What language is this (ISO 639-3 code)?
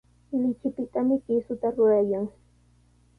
qws